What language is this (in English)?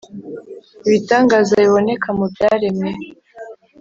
Kinyarwanda